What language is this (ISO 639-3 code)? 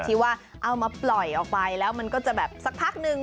tha